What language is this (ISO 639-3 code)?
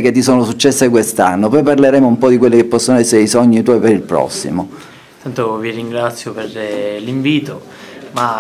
ita